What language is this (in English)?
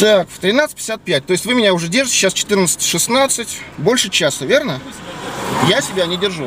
Russian